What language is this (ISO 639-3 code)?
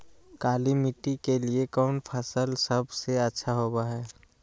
mag